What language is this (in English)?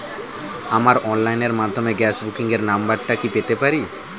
Bangla